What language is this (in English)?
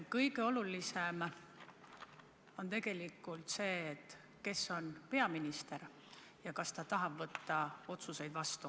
Estonian